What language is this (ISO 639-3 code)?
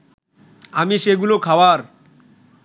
ben